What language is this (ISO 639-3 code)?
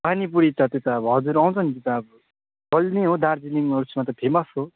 nep